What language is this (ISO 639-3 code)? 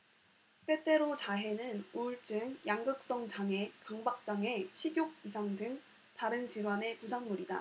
kor